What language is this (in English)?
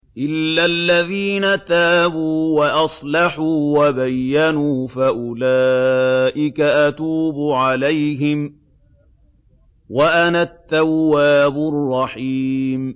Arabic